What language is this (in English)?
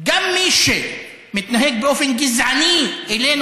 Hebrew